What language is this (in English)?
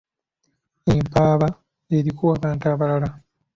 Ganda